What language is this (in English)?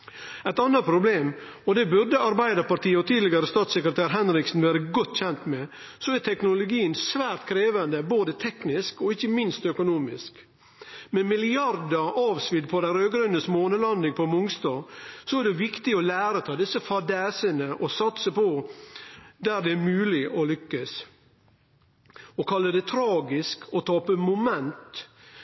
Norwegian Nynorsk